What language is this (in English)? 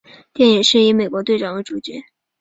Chinese